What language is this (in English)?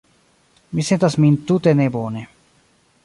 Esperanto